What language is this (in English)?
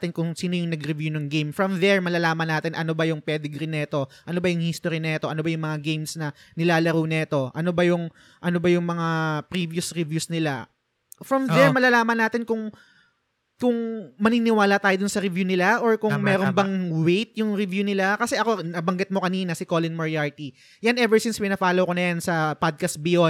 Filipino